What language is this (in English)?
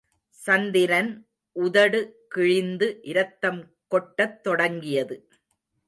Tamil